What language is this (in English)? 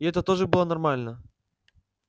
Russian